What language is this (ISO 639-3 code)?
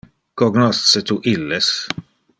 ina